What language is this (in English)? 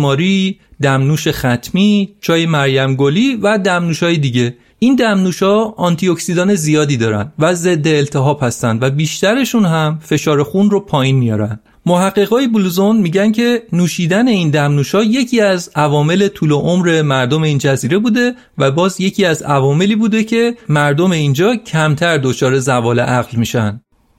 Persian